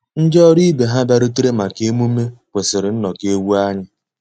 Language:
Igbo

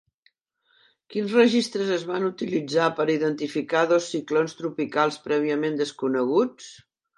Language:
Catalan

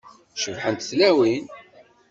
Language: Kabyle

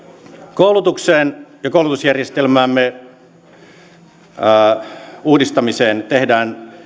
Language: Finnish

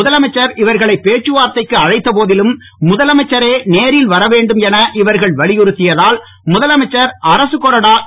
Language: Tamil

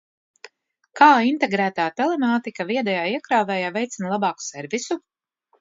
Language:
Latvian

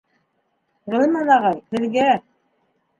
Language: Bashkir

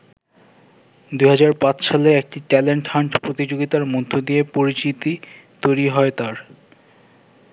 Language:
Bangla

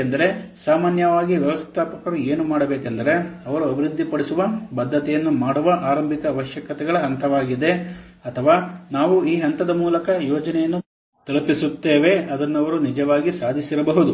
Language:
Kannada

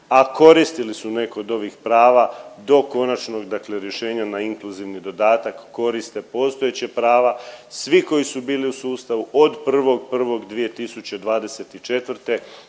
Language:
Croatian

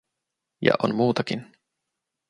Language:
Finnish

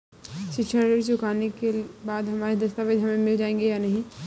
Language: Hindi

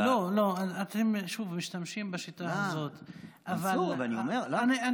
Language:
Hebrew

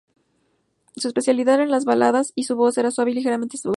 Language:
Spanish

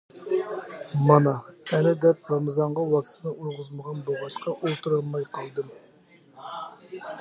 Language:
Uyghur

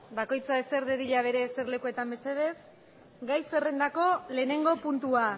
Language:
Basque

